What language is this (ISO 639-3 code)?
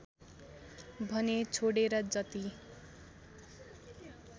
nep